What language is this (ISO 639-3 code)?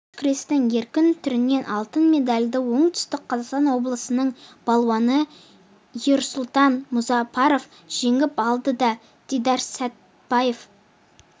kaz